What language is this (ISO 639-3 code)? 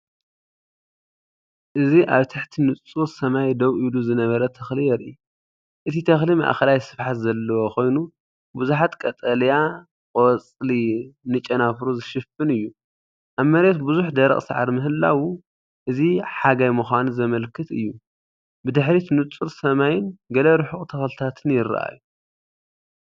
tir